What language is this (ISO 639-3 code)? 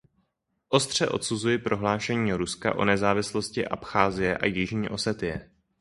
ces